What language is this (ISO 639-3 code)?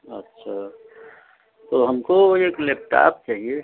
hin